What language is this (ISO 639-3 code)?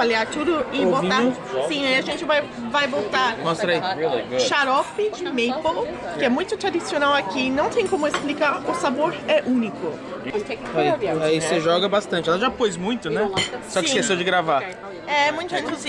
por